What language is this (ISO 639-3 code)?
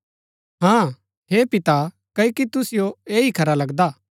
gbk